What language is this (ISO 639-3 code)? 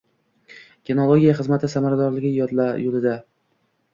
uzb